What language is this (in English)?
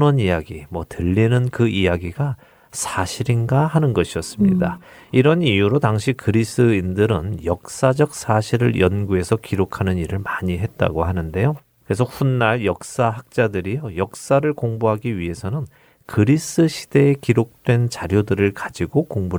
Korean